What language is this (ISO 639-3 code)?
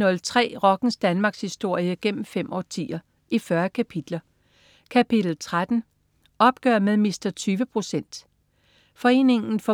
dan